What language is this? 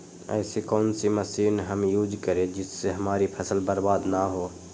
Magahi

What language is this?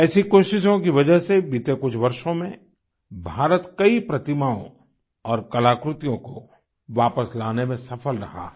Hindi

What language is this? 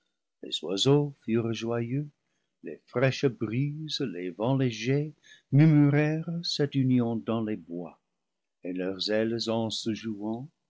French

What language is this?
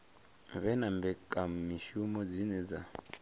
Venda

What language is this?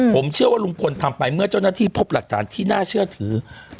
Thai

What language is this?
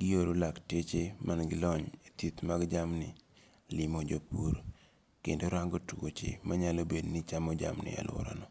Luo (Kenya and Tanzania)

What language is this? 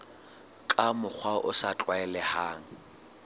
Southern Sotho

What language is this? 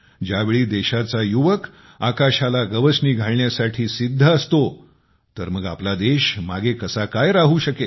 Marathi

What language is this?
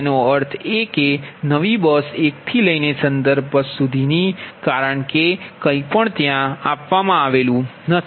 Gujarati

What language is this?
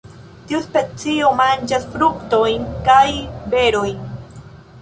Esperanto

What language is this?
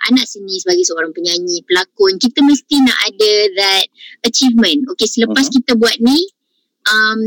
Malay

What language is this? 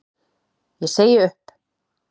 Icelandic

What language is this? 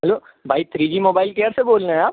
Urdu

